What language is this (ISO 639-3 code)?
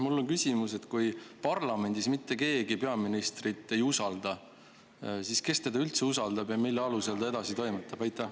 est